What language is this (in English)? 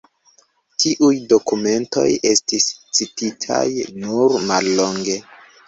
Esperanto